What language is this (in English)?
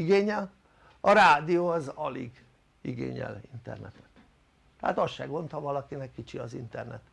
Hungarian